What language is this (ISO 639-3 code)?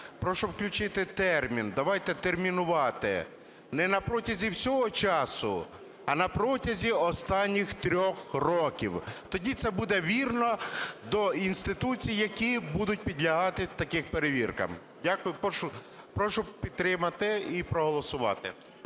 ukr